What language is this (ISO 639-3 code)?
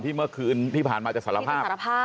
tha